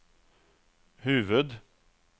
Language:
Swedish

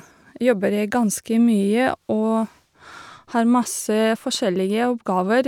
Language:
Norwegian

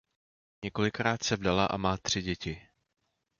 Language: Czech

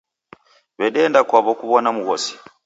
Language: Taita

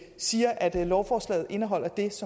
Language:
Danish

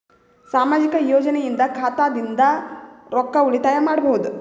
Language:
Kannada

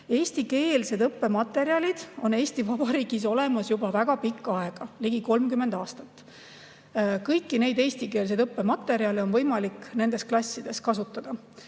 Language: Estonian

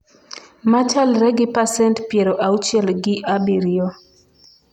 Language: Luo (Kenya and Tanzania)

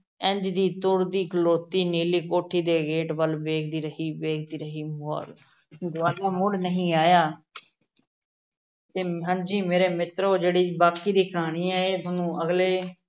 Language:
Punjabi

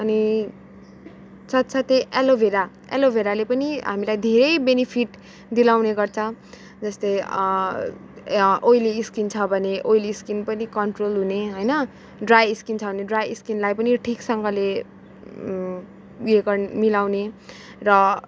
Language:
Nepali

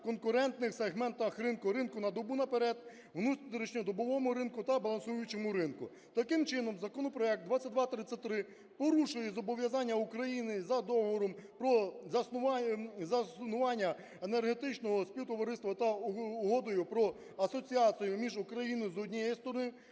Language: Ukrainian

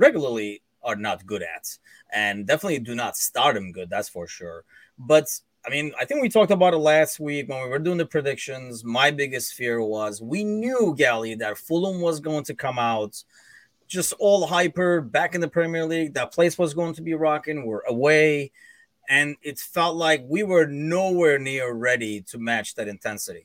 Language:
English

